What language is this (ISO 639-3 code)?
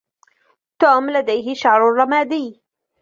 ara